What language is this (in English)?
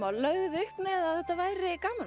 Icelandic